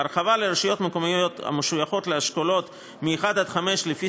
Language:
Hebrew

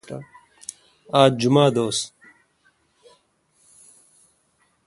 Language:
Kalkoti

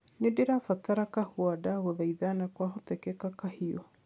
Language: Kikuyu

